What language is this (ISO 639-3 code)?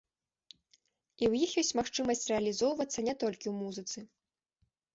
bel